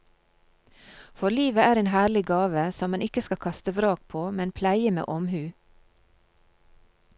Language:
Norwegian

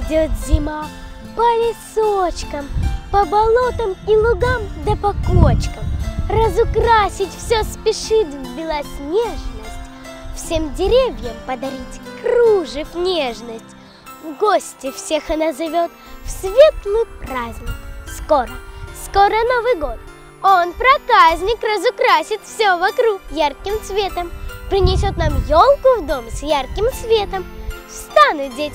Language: Russian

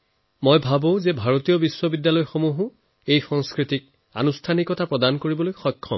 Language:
Assamese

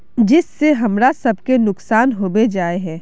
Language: Magahi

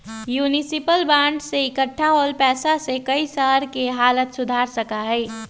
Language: Magahi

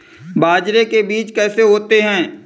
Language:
Hindi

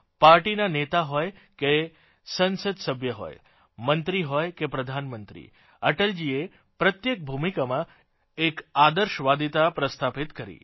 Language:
Gujarati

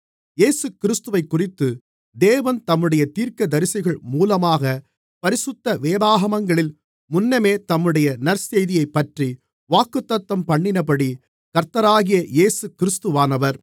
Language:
Tamil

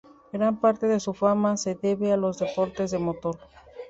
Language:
Spanish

